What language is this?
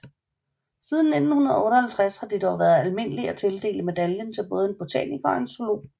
Danish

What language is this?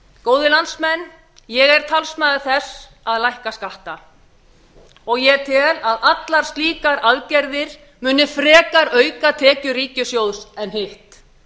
Icelandic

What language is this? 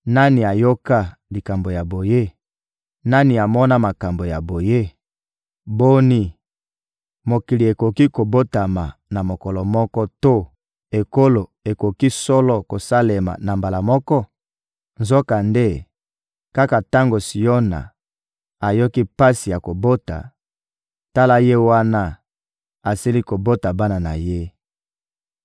Lingala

